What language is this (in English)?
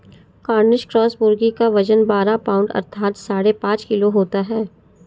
Hindi